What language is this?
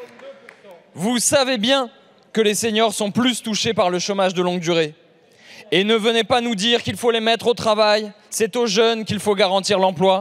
French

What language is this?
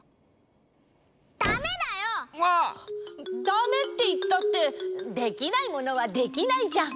Japanese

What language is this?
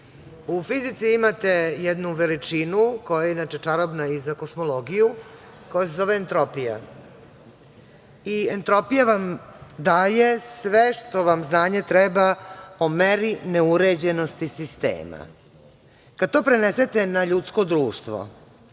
Serbian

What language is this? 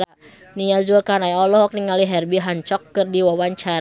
Sundanese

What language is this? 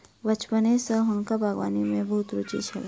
Maithili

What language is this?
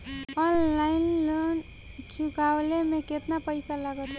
Bhojpuri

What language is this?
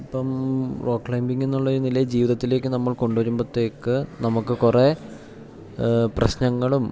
Malayalam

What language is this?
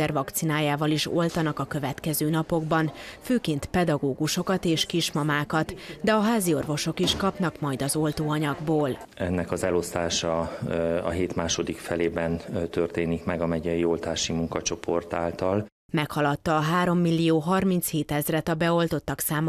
Hungarian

